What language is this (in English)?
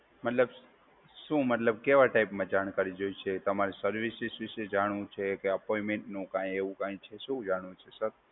Gujarati